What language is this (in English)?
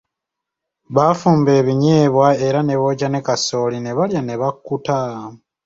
Ganda